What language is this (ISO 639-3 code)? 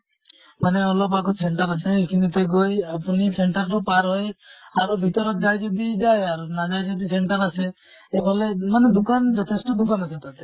asm